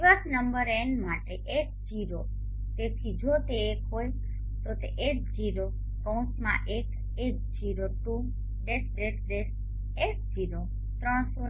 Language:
Gujarati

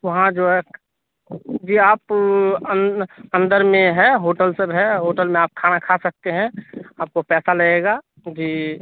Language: Urdu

